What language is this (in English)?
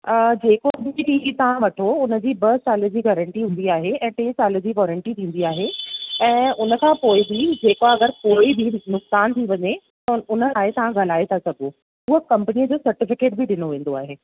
Sindhi